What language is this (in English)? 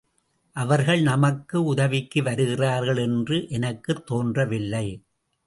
Tamil